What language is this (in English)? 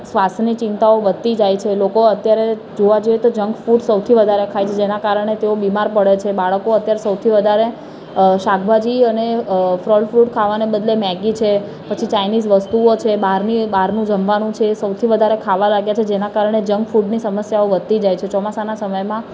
Gujarati